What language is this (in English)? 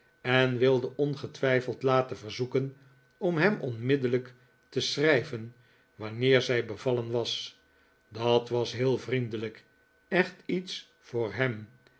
Dutch